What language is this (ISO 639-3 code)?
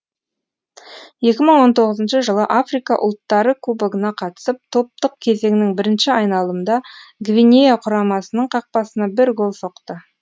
kaz